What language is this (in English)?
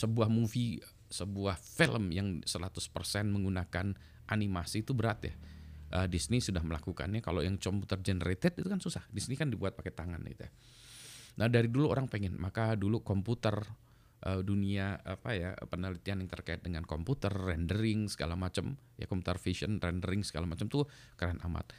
Indonesian